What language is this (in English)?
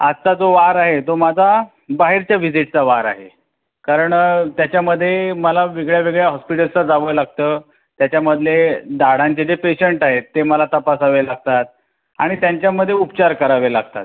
Marathi